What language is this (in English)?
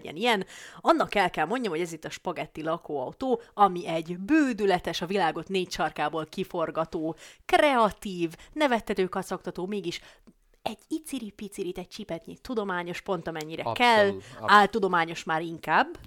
Hungarian